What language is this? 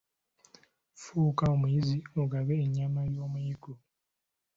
Ganda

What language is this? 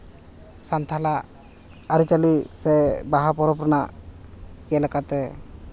Santali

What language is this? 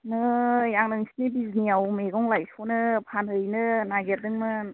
Bodo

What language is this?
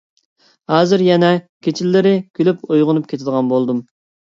Uyghur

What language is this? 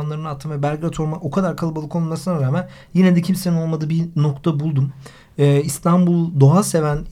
Turkish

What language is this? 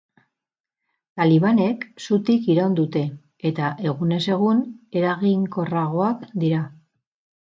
Basque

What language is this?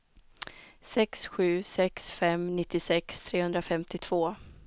Swedish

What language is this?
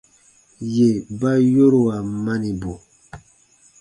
Baatonum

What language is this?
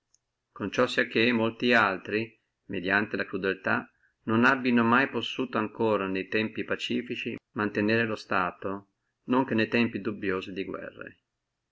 Italian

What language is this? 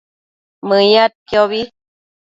Matsés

